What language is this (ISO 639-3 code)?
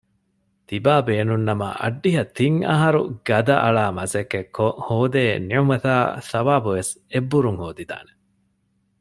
div